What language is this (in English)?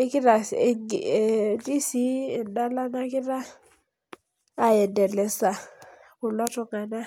Masai